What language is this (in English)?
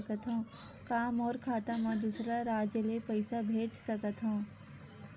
Chhattisgarhi